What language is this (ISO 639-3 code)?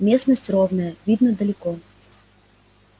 rus